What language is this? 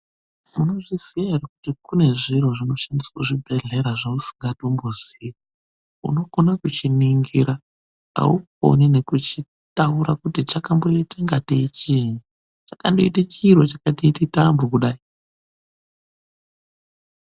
Ndau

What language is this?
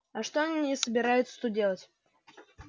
Russian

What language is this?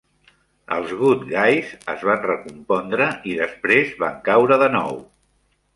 Catalan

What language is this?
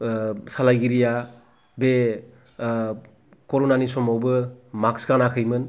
Bodo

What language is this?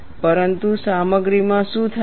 Gujarati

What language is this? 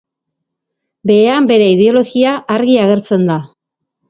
Basque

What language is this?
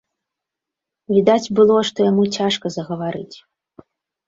Belarusian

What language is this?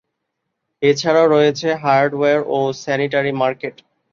Bangla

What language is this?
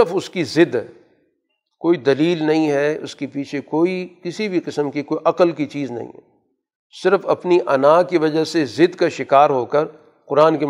Urdu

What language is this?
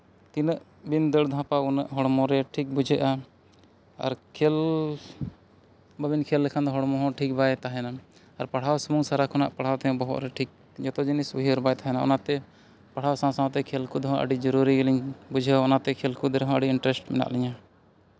Santali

